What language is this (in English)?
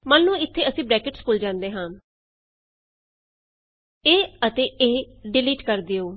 Punjabi